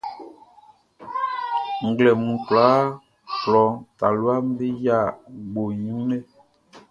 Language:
Baoulé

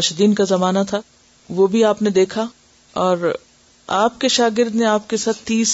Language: Urdu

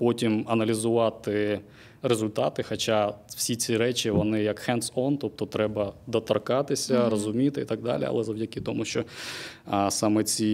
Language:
Ukrainian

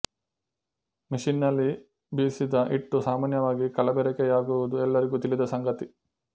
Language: Kannada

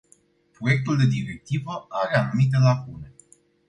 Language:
Romanian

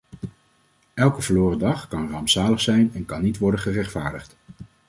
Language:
Dutch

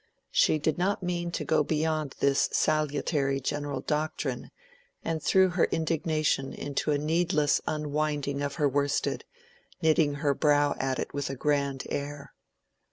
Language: English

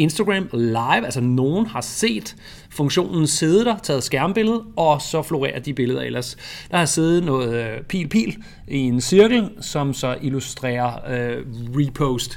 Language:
Danish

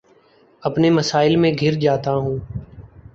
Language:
Urdu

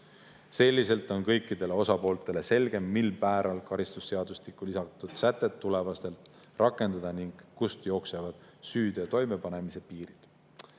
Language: Estonian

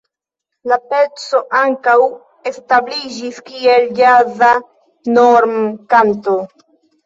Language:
Esperanto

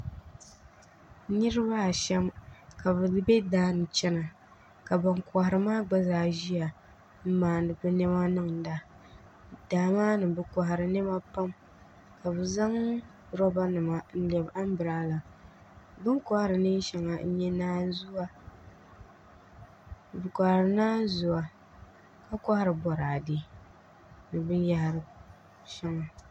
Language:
Dagbani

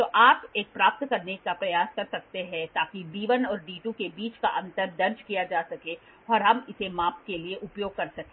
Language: Hindi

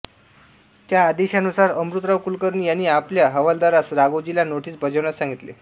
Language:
Marathi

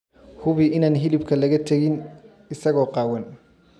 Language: Somali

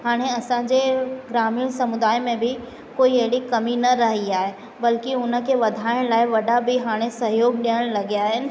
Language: Sindhi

